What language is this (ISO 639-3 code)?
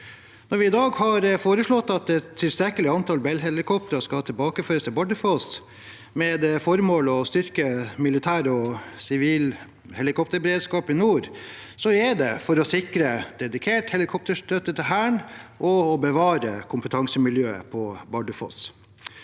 nor